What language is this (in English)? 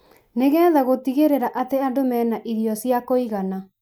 Kikuyu